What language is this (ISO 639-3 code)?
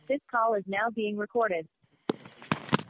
mal